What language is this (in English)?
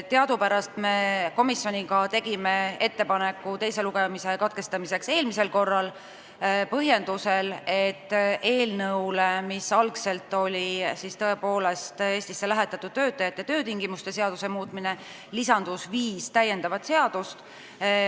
Estonian